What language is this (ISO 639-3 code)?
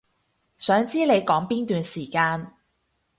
yue